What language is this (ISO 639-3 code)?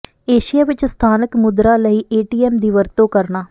pan